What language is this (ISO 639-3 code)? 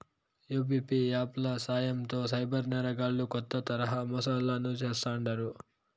tel